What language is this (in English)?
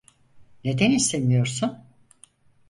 Turkish